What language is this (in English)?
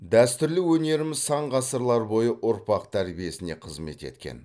Kazakh